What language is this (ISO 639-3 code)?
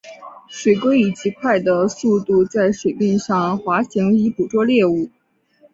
zho